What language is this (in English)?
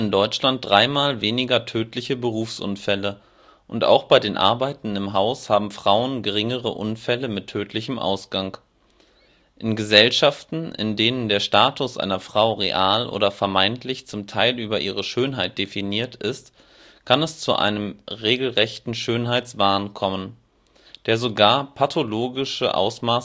German